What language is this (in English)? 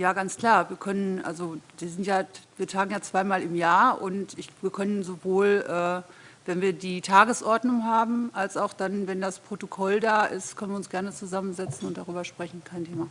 German